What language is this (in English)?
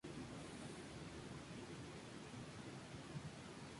Spanish